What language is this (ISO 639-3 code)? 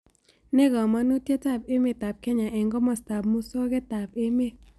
kln